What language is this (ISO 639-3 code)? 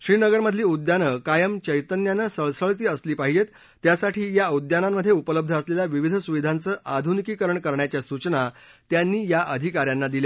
mar